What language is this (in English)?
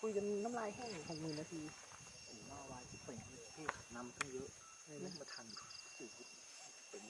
Thai